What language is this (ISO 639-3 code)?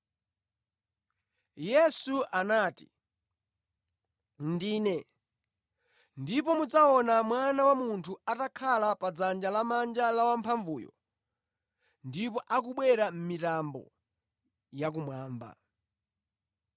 nya